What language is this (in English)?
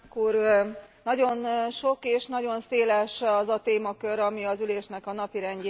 Hungarian